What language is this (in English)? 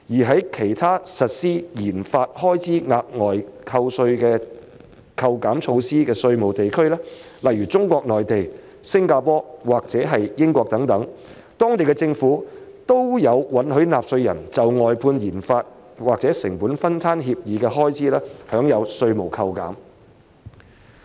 Cantonese